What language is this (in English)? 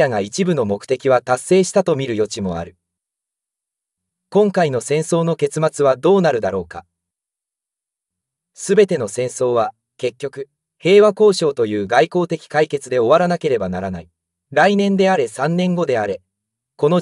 Japanese